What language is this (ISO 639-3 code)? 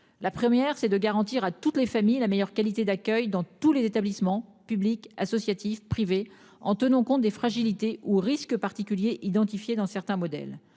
fra